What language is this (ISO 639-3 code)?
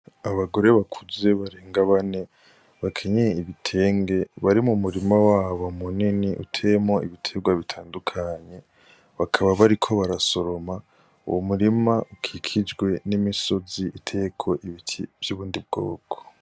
run